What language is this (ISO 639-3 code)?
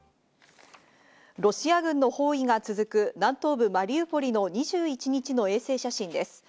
jpn